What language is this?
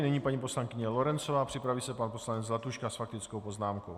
Czech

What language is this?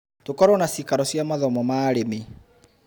Kikuyu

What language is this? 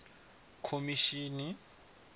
Venda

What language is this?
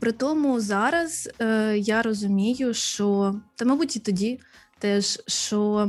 Ukrainian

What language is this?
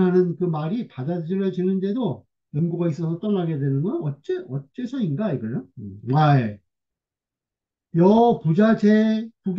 Korean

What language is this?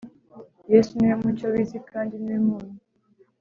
Kinyarwanda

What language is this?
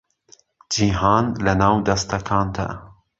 Central Kurdish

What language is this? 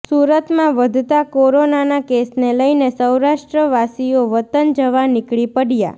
Gujarati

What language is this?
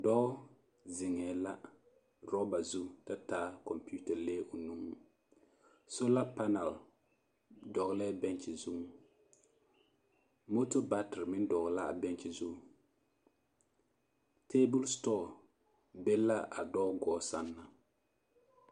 Southern Dagaare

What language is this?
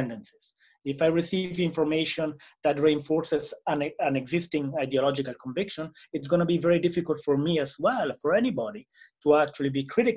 English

